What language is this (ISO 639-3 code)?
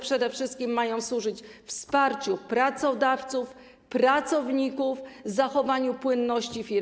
pol